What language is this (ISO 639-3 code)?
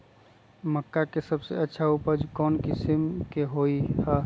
mag